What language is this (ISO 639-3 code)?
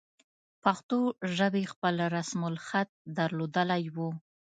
pus